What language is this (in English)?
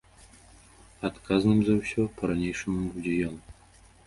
Belarusian